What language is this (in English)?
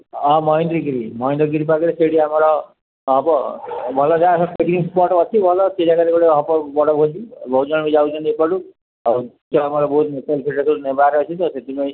Odia